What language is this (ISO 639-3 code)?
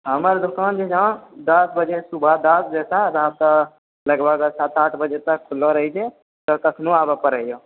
mai